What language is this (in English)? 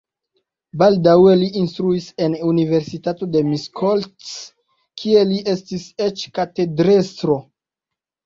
Esperanto